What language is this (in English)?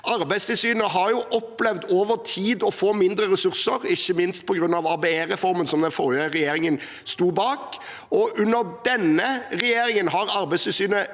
Norwegian